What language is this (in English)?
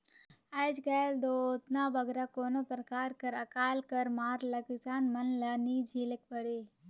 Chhattisgarhi